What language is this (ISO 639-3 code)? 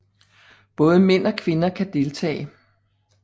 dan